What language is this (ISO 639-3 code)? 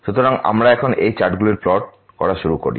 ben